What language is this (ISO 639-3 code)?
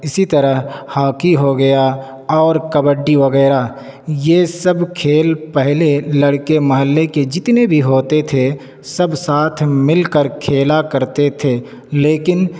urd